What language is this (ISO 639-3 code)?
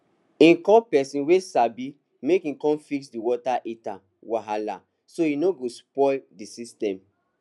pcm